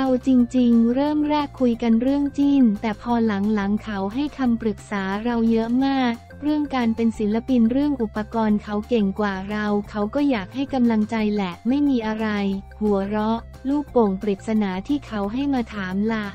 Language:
Thai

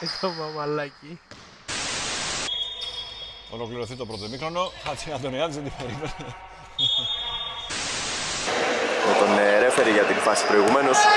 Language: Greek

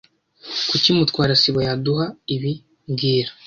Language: Kinyarwanda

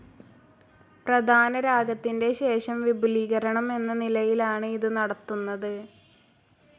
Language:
Malayalam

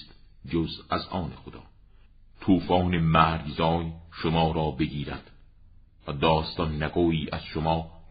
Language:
Persian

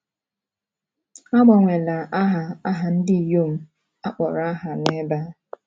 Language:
Igbo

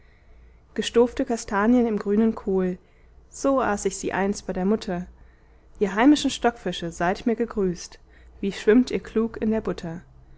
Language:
German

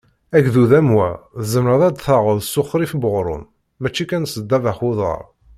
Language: Kabyle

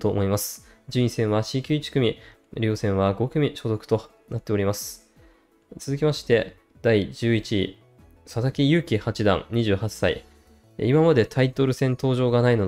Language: Japanese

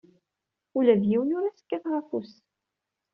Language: Kabyle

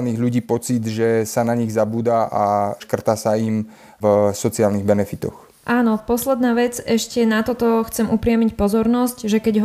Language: Slovak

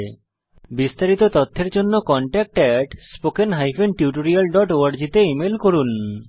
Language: Bangla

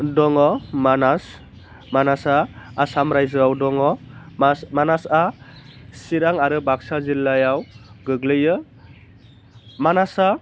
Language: Bodo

